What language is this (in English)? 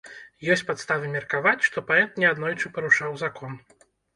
Belarusian